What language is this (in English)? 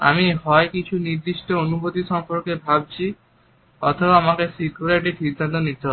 Bangla